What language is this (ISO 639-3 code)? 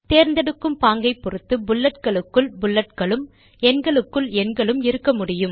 tam